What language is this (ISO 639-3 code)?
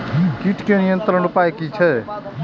mai